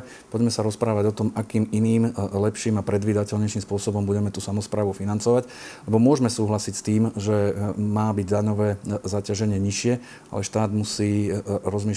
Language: Slovak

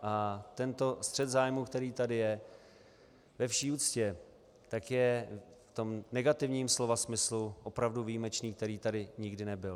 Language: Czech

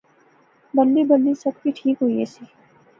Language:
Pahari-Potwari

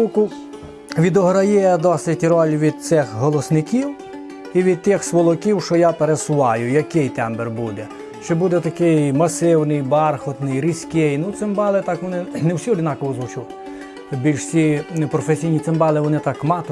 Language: Ukrainian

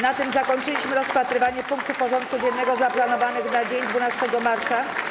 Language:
Polish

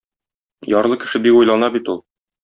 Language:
Tatar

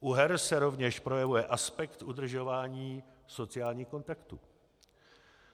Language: Czech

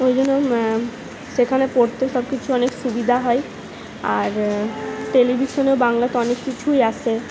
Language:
Bangla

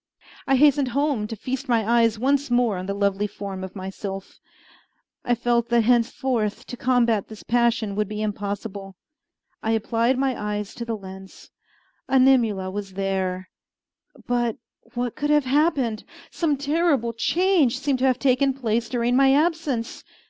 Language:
English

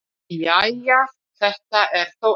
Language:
Icelandic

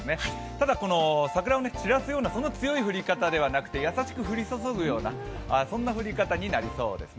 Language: Japanese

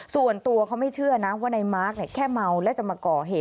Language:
Thai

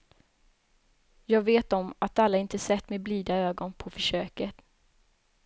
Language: Swedish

